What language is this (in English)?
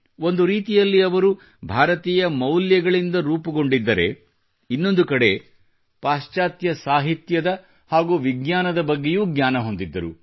Kannada